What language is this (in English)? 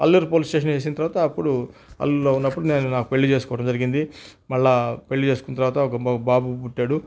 Telugu